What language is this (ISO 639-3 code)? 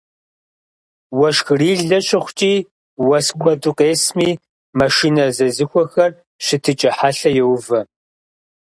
kbd